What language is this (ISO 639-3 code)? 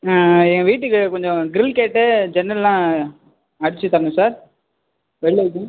tam